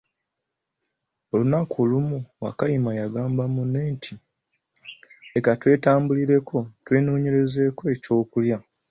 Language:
Ganda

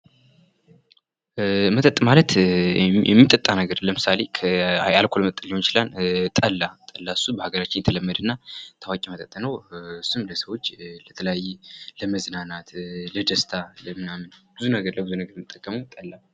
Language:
Amharic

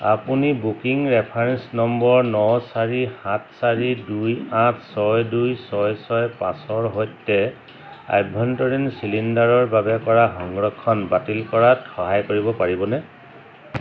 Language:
Assamese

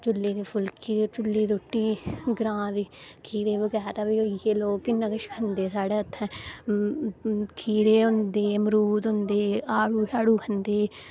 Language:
Dogri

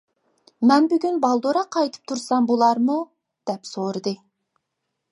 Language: Uyghur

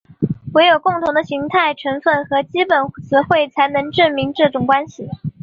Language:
Chinese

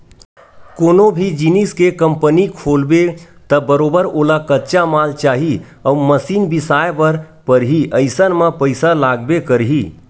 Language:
Chhattisgarhi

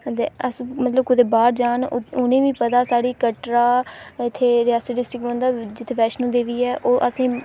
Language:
Dogri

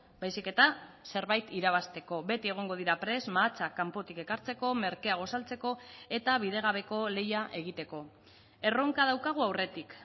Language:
Basque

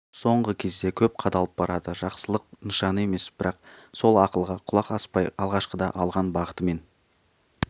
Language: Kazakh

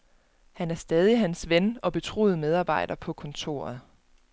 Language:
Danish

